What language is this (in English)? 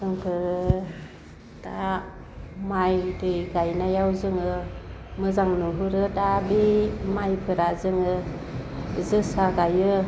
Bodo